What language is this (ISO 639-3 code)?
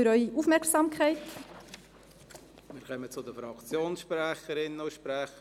gsw